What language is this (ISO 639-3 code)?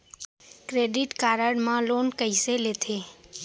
hne